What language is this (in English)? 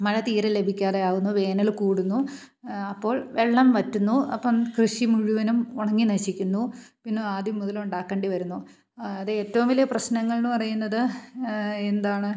Malayalam